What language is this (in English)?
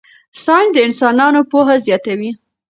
Pashto